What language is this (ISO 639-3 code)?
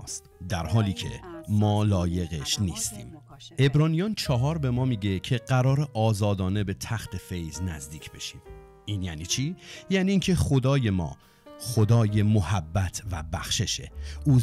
fas